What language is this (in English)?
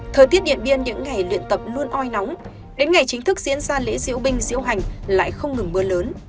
Vietnamese